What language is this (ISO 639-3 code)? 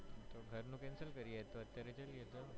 guj